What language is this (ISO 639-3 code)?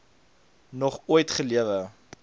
afr